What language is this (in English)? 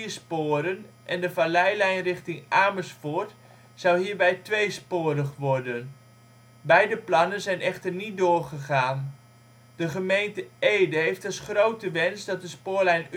Dutch